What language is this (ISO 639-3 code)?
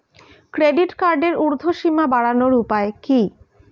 ben